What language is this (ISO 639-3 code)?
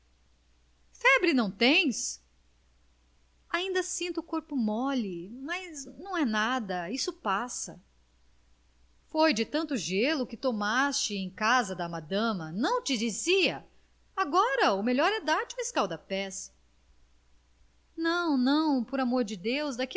por